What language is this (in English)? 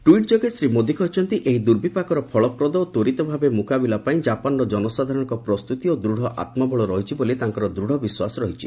Odia